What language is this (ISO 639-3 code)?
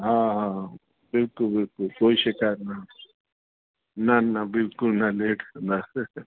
snd